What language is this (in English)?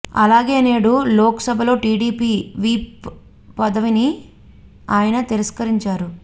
Telugu